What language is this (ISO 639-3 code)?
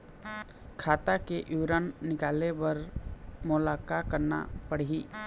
hne